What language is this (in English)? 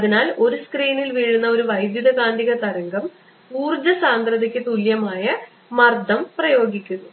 Malayalam